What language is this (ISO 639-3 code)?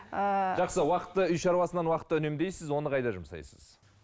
kaz